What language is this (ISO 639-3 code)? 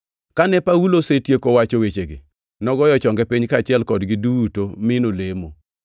luo